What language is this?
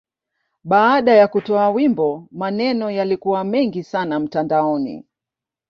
Swahili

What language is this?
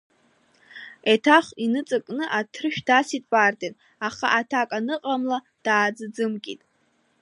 Abkhazian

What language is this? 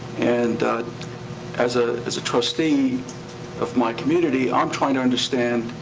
English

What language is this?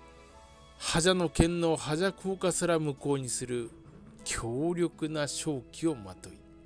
Japanese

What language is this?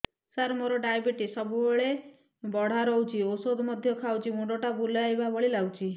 Odia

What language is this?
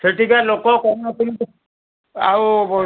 Odia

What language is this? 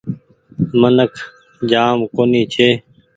Goaria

